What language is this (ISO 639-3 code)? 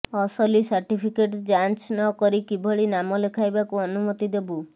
ori